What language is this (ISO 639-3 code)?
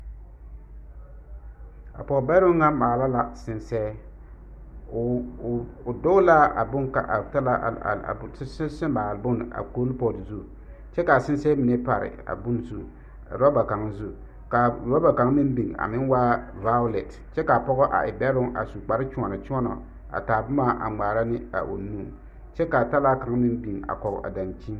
dga